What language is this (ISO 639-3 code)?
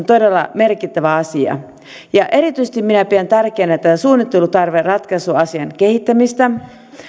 fin